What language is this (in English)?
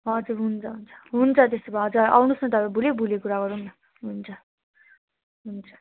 Nepali